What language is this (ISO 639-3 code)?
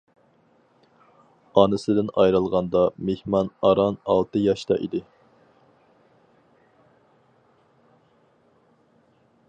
uig